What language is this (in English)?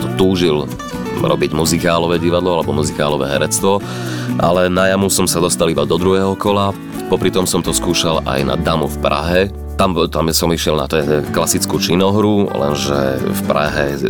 Slovak